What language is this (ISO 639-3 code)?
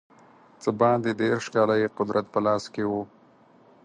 pus